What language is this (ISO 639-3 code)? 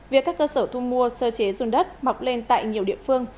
vie